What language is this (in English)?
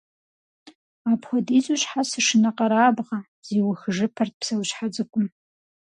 Kabardian